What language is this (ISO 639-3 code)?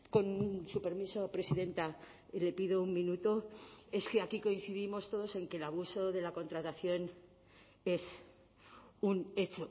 spa